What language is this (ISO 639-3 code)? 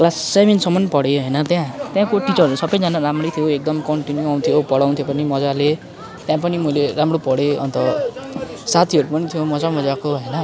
nep